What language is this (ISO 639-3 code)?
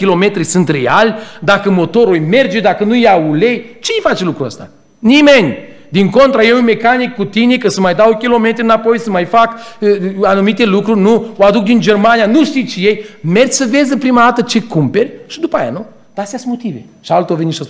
ron